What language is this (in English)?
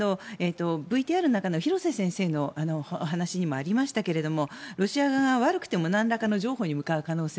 Japanese